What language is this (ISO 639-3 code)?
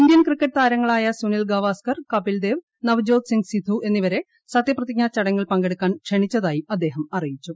mal